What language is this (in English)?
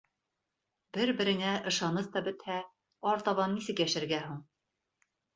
Bashkir